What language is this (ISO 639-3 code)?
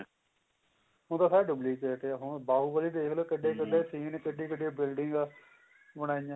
pan